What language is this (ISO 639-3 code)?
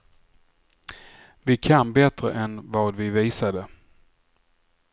swe